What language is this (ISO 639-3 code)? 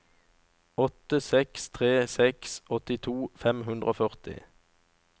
nor